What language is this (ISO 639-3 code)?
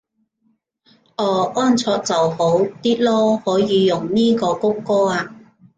yue